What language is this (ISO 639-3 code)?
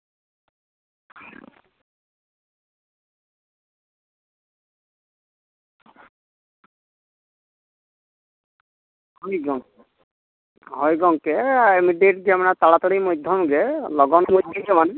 sat